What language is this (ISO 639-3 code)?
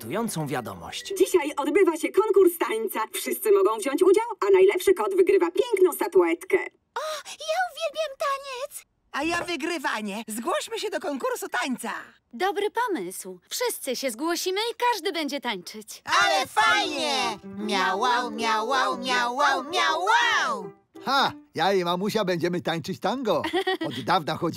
pol